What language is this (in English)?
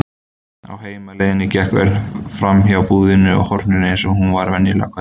Icelandic